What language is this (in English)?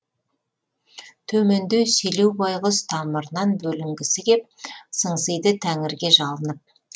Kazakh